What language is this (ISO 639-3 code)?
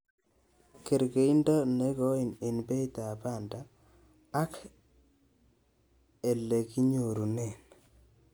kln